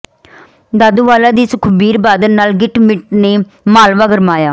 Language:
Punjabi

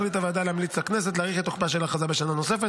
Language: Hebrew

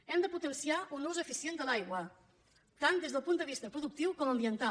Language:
Catalan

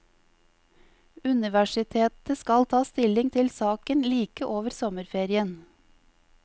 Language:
Norwegian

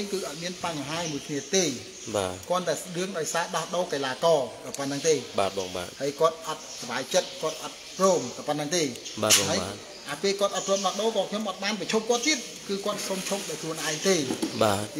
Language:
Vietnamese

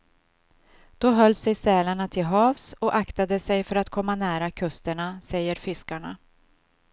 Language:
Swedish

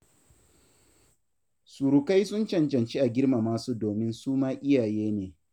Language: Hausa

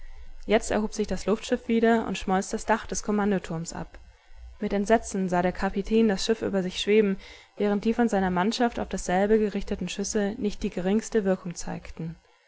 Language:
German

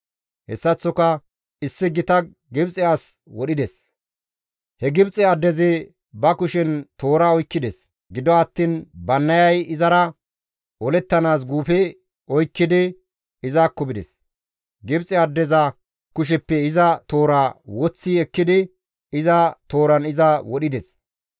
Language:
Gamo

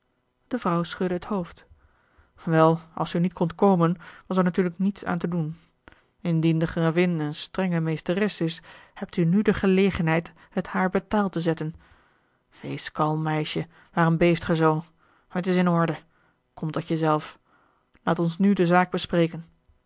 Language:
Dutch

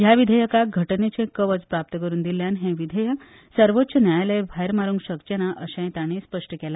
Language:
Konkani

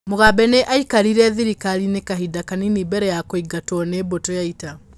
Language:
Kikuyu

